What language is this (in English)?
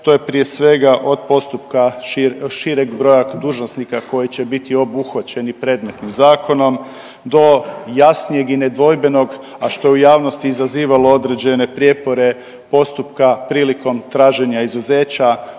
Croatian